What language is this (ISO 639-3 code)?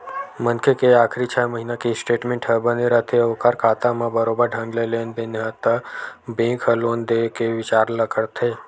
hne